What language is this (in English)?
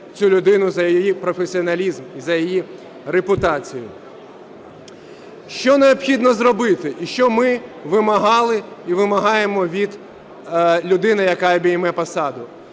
Ukrainian